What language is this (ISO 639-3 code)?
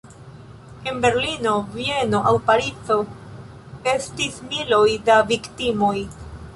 epo